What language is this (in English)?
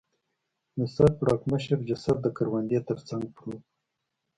Pashto